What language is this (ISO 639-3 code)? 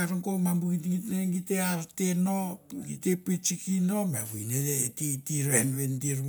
tbf